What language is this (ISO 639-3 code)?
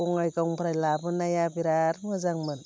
brx